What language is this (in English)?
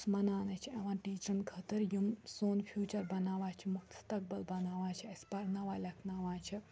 Kashmiri